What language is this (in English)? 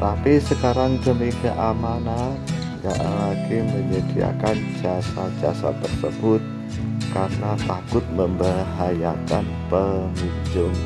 Indonesian